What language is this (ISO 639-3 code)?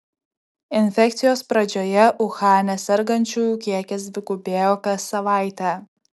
lit